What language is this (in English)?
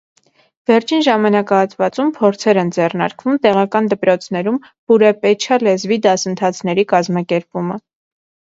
Armenian